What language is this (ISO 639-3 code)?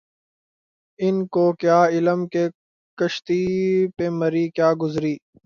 urd